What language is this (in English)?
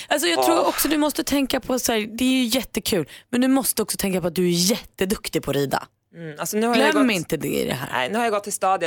Swedish